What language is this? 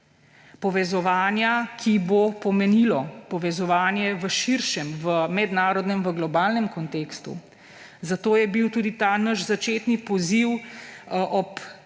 Slovenian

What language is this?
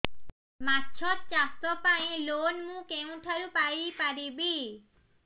Odia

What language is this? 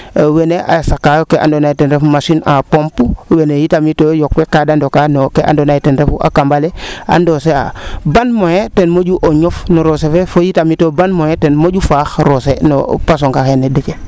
Serer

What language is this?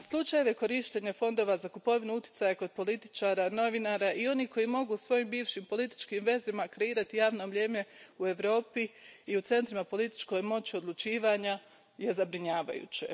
Croatian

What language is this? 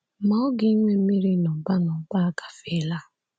Igbo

